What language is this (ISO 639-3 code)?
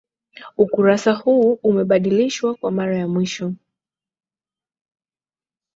swa